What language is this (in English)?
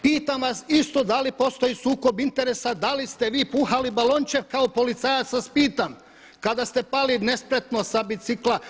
Croatian